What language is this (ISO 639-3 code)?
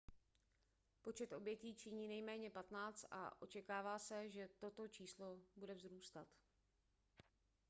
ces